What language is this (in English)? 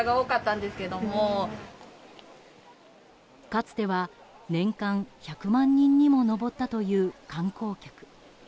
Japanese